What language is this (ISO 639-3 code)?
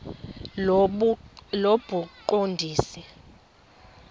xho